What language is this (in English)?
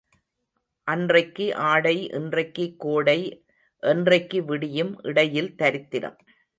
Tamil